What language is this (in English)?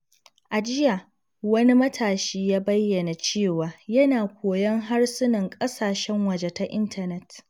Hausa